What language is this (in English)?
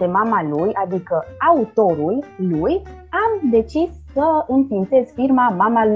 Romanian